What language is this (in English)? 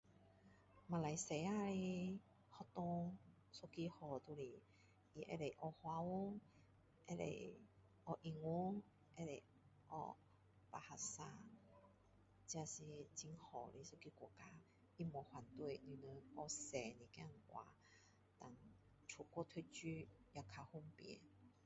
Min Dong Chinese